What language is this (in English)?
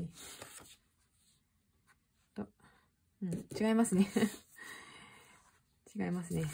Japanese